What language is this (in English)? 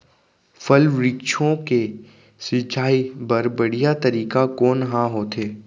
Chhattisgarhi